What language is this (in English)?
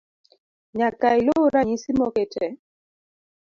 Luo (Kenya and Tanzania)